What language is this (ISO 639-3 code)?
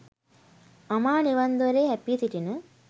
sin